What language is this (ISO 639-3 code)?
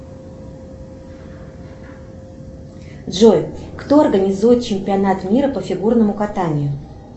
rus